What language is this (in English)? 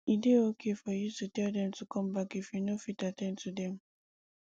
Nigerian Pidgin